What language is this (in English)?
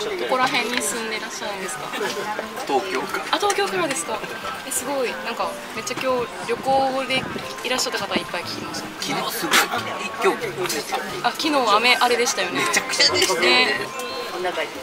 Japanese